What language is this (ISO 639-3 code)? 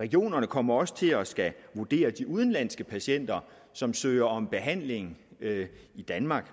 dan